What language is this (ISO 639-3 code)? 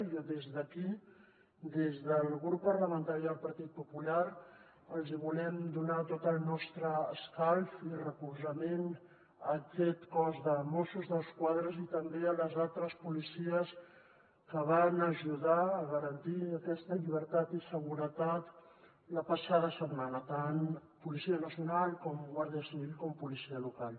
cat